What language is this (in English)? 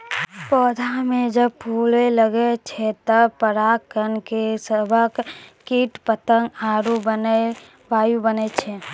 Maithili